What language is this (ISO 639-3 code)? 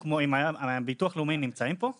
heb